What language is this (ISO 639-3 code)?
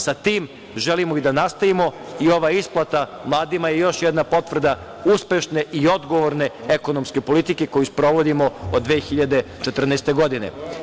srp